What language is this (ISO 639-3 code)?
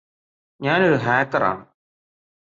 mal